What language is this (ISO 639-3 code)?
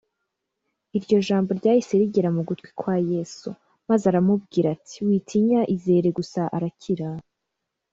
kin